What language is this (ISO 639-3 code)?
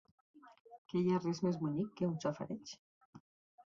cat